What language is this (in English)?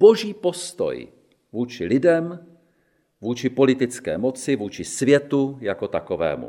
Czech